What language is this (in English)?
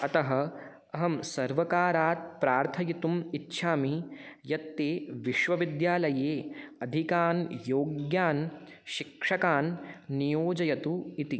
Sanskrit